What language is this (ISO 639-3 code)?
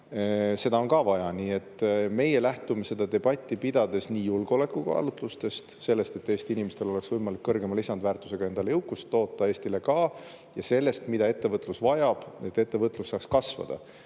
est